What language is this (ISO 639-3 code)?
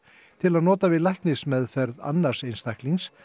isl